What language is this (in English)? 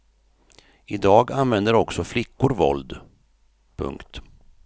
Swedish